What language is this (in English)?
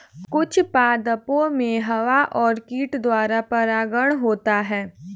Hindi